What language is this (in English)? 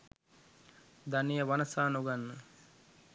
Sinhala